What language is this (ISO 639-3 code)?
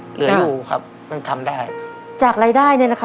tha